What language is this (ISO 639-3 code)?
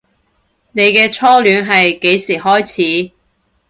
yue